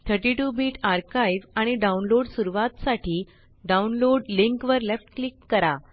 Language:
Marathi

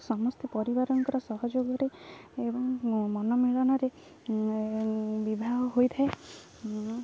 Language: Odia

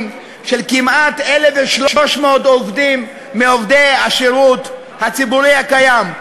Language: Hebrew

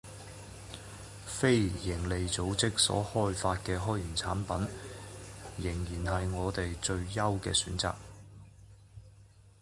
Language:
Chinese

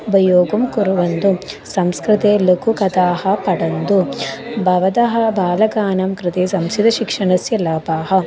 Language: Sanskrit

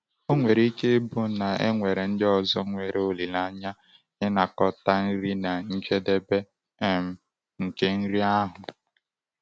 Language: Igbo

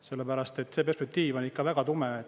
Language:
Estonian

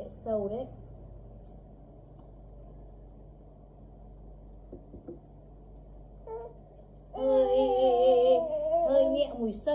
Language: Vietnamese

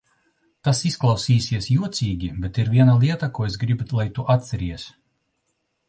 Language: Latvian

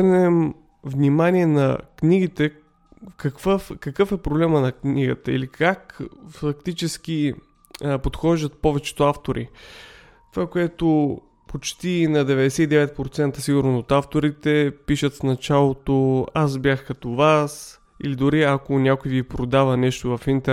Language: Bulgarian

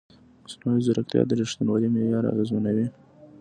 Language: Pashto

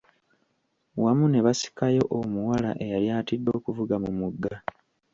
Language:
Ganda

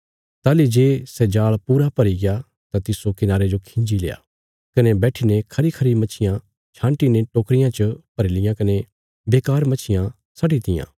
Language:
Bilaspuri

